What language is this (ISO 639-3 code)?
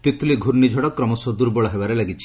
ori